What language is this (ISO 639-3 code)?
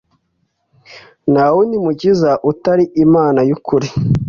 kin